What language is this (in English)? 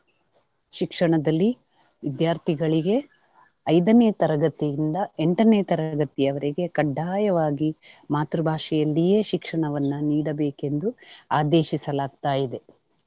Kannada